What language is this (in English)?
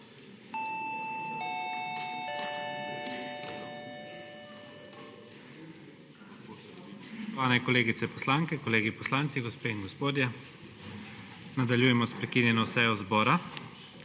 Slovenian